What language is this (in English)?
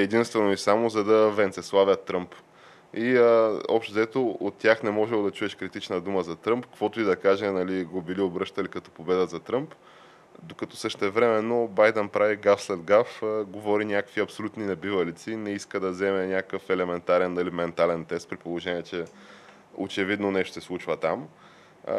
Bulgarian